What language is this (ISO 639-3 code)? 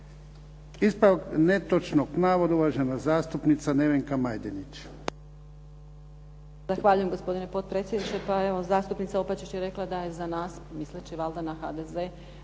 hrv